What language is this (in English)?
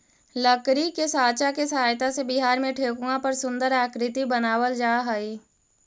Magahi